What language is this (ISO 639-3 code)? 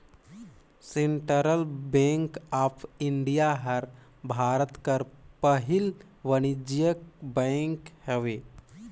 hne